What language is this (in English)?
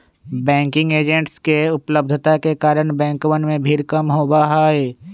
Magahi